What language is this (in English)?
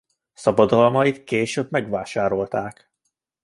Hungarian